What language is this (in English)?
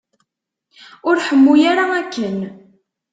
Kabyle